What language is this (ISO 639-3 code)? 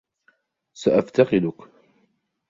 ara